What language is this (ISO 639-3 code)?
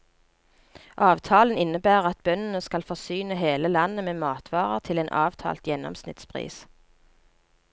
nor